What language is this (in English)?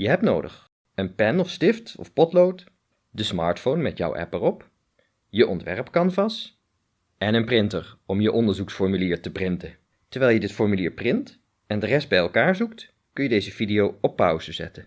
Dutch